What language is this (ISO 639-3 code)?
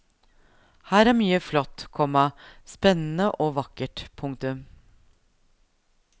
nor